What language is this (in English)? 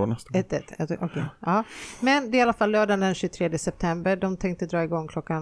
Swedish